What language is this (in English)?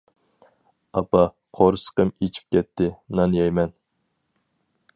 Uyghur